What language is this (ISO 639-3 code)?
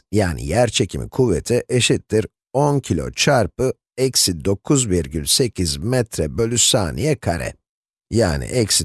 tur